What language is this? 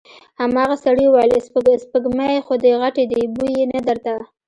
Pashto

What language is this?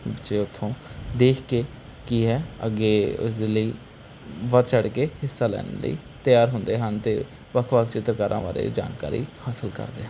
Punjabi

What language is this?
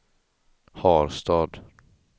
Swedish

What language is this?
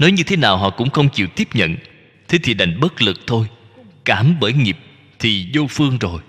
Vietnamese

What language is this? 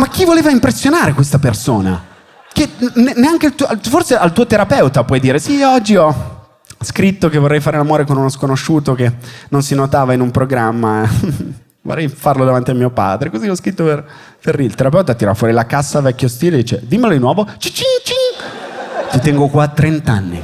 Italian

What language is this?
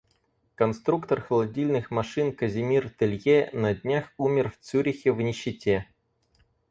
Russian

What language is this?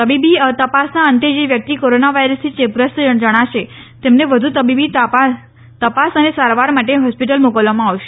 Gujarati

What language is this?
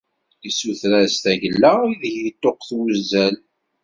Kabyle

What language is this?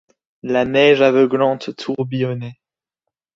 French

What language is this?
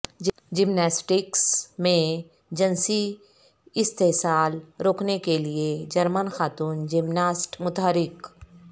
Urdu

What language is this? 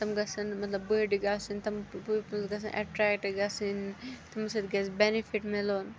Kashmiri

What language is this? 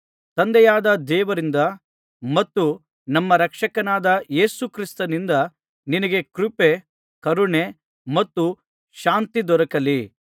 Kannada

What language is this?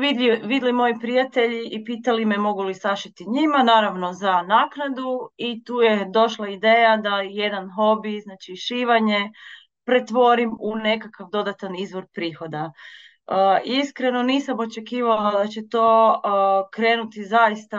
Croatian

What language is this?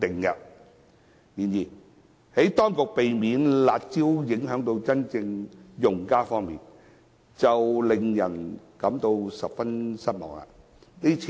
Cantonese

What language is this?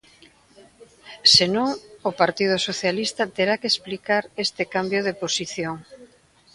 Galician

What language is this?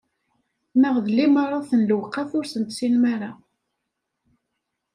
Kabyle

